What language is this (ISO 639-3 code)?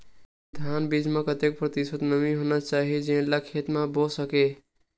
hne